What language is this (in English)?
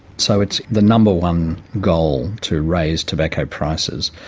English